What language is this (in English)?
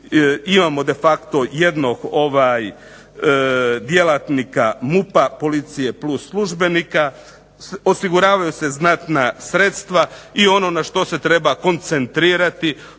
Croatian